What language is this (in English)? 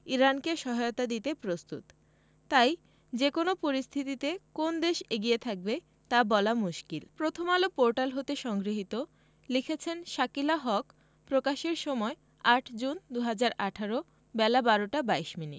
Bangla